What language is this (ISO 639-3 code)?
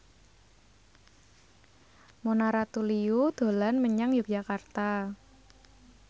jav